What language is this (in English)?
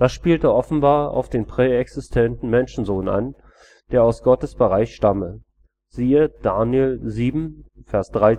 German